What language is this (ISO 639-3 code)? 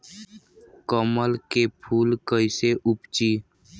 bho